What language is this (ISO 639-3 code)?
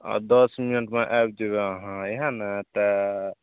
mai